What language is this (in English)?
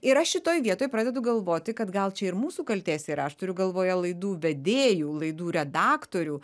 Lithuanian